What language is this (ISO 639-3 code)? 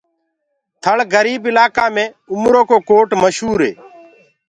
ggg